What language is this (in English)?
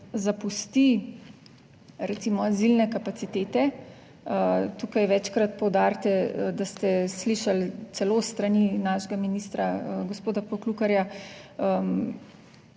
Slovenian